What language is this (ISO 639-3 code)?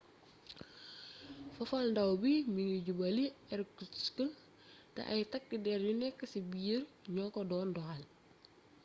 wol